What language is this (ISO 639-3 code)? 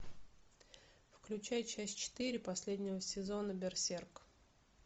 rus